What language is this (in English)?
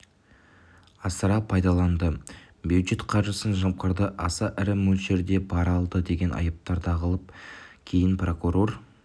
Kazakh